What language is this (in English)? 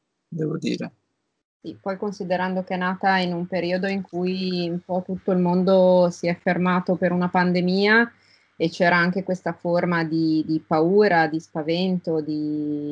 Italian